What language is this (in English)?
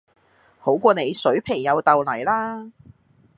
Cantonese